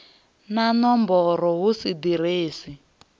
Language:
Venda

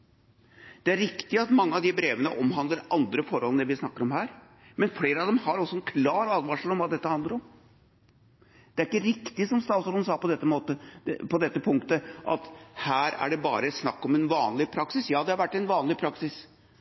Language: Norwegian Bokmål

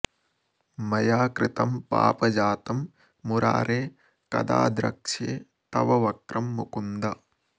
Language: Sanskrit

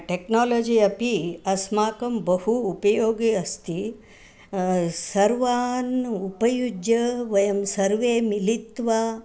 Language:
Sanskrit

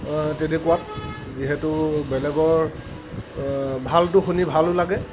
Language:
Assamese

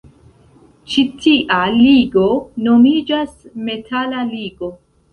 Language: Esperanto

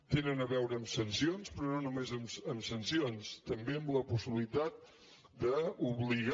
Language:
Catalan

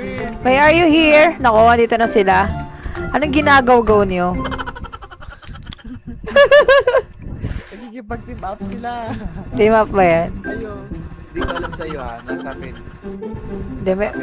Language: Indonesian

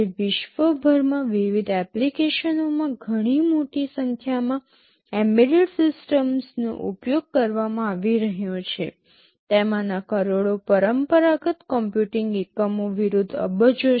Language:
Gujarati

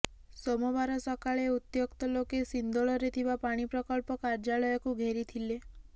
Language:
Odia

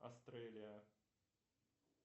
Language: Russian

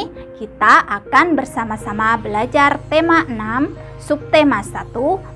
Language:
Indonesian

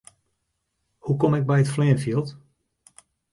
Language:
Western Frisian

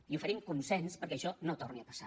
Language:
Catalan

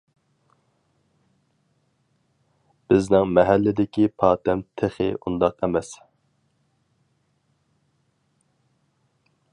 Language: Uyghur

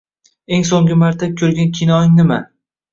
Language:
Uzbek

